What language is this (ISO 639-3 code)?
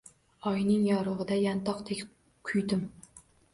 uzb